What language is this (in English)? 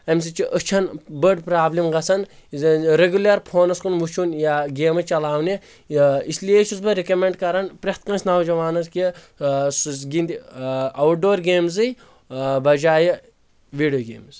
Kashmiri